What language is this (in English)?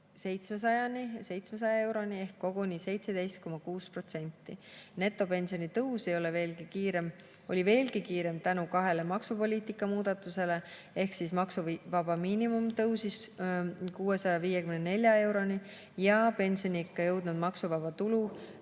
Estonian